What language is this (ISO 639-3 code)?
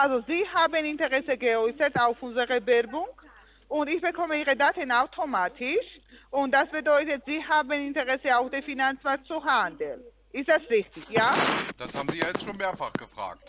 deu